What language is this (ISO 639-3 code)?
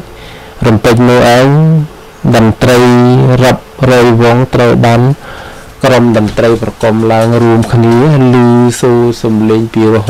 tha